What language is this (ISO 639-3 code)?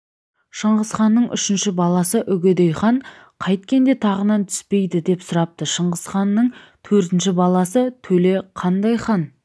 kaz